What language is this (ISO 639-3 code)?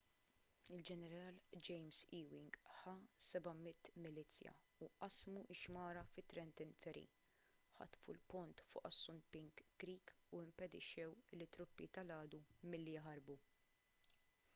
mlt